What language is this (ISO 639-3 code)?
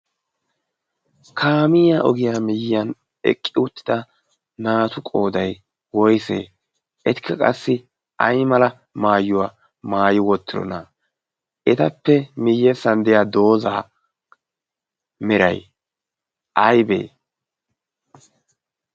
wal